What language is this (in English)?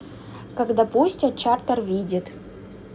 Russian